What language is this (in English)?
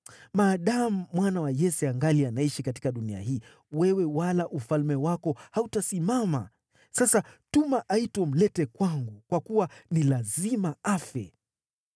Swahili